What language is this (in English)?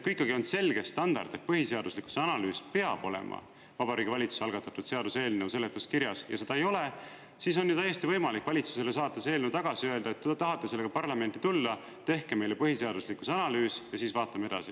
Estonian